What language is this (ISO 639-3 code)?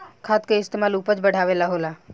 bho